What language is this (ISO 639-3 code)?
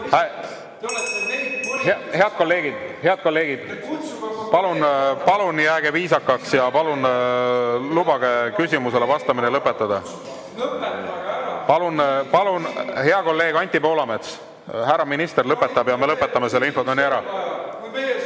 est